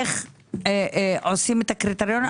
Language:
Hebrew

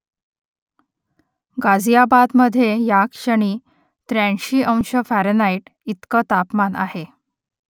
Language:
Marathi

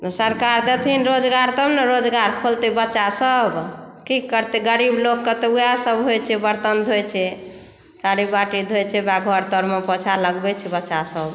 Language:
Maithili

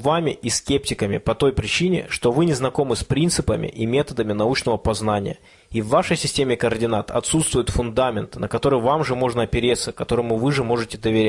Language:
Russian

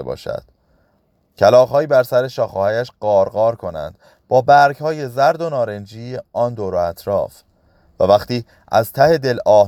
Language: Persian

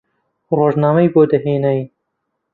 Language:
Central Kurdish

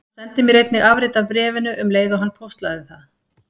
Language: Icelandic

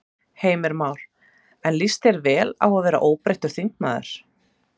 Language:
Icelandic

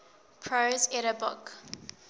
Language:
English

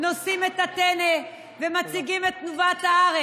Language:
Hebrew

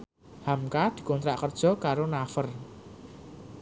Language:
Javanese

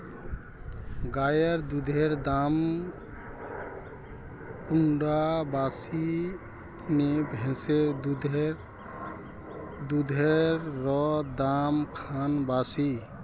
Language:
Magahi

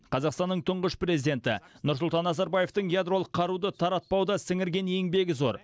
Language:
Kazakh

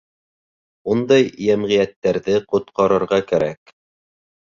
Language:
Bashkir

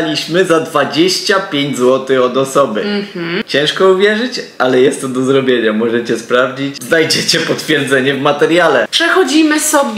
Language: Polish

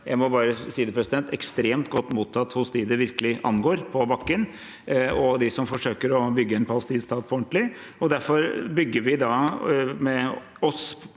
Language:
Norwegian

